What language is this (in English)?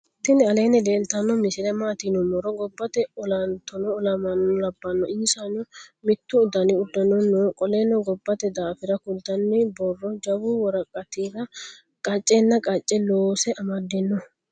Sidamo